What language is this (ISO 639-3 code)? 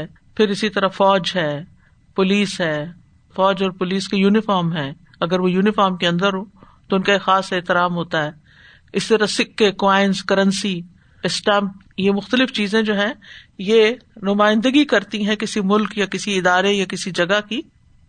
urd